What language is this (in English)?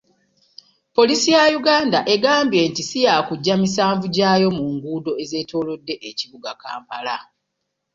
Ganda